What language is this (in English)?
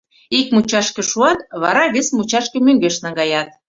Mari